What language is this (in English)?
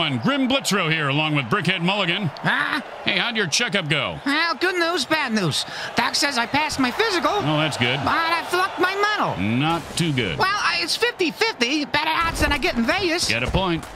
English